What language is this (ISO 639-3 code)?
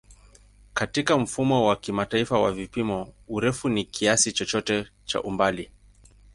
swa